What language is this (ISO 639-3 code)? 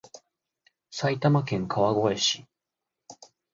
jpn